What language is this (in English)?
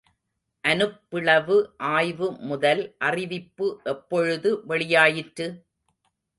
Tamil